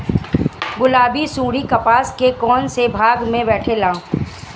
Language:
Bhojpuri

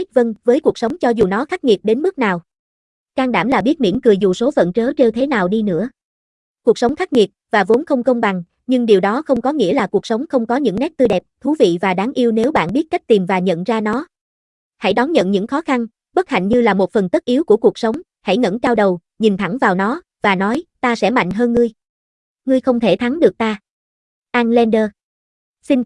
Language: Vietnamese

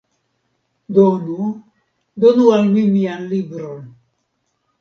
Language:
Esperanto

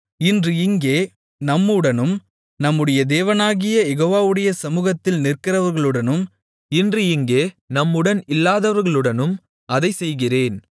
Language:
Tamil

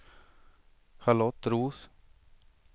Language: Swedish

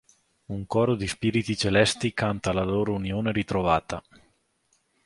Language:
Italian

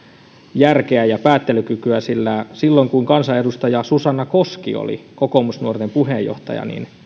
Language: Finnish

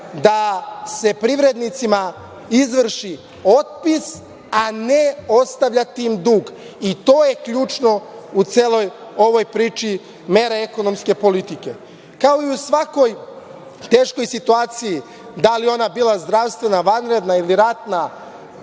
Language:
Serbian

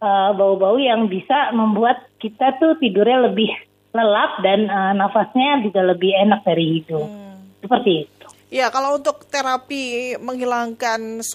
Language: Indonesian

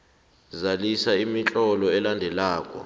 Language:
South Ndebele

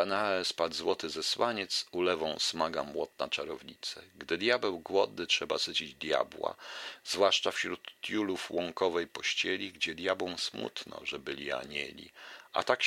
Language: Polish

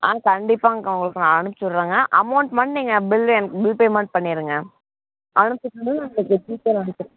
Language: Tamil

